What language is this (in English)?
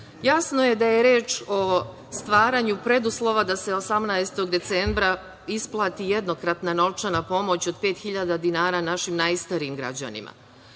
Serbian